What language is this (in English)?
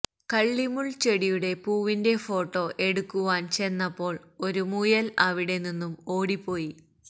Malayalam